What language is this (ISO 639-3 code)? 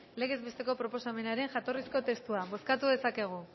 eus